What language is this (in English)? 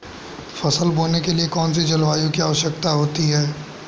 Hindi